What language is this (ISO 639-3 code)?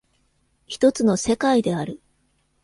jpn